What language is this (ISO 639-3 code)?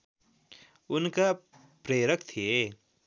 nep